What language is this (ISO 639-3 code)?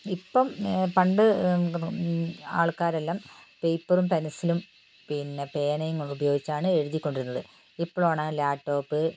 mal